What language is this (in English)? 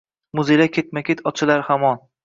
Uzbek